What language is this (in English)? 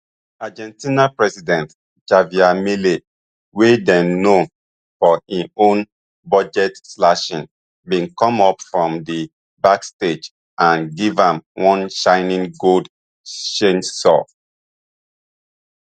Nigerian Pidgin